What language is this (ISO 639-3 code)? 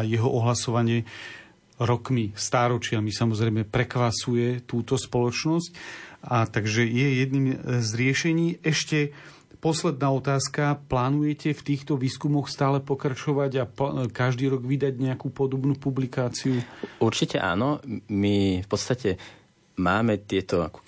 slk